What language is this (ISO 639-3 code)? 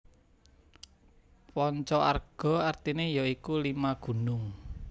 jav